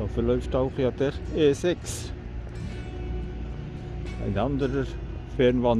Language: German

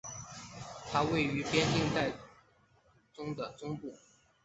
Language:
Chinese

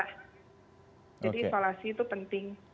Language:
Indonesian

